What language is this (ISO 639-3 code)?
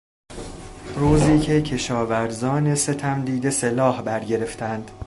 fas